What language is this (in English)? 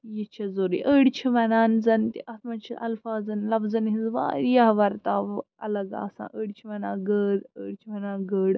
Kashmiri